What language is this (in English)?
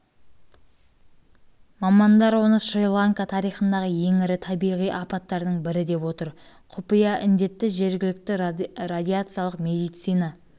Kazakh